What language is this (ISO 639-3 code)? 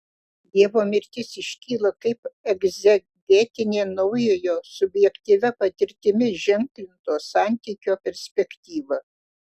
lit